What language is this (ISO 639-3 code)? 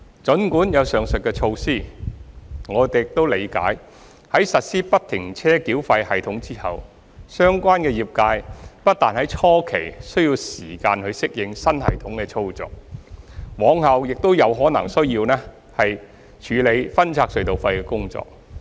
yue